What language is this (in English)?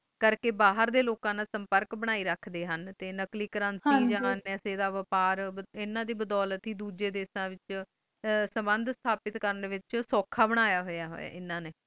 Punjabi